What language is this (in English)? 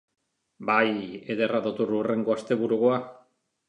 Basque